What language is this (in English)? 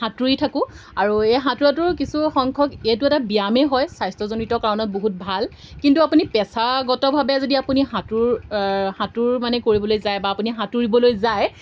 Assamese